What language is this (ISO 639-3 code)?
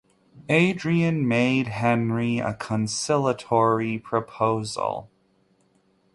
eng